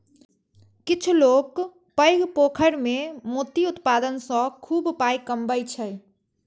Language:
Maithili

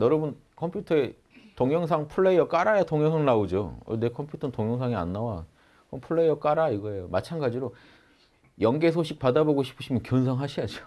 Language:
Korean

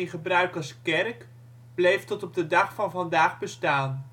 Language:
Dutch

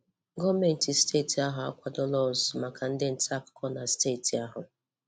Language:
Igbo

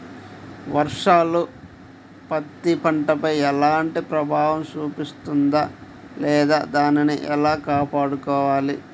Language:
Telugu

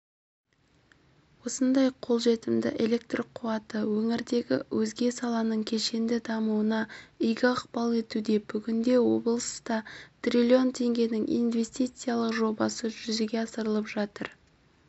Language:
Kazakh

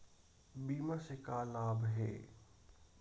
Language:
Chhattisgarhi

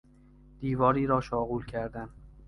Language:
Persian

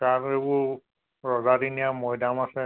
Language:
Assamese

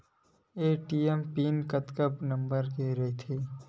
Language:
Chhattisgarhi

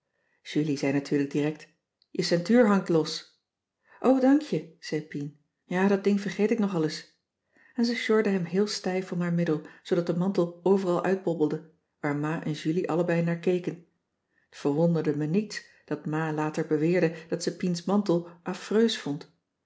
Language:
Dutch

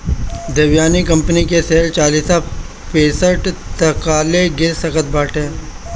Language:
Bhojpuri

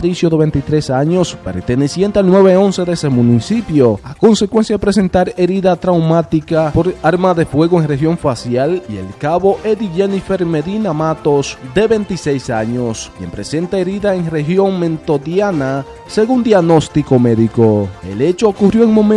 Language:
Spanish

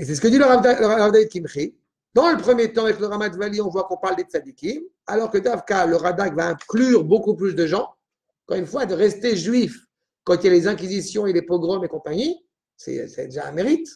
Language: French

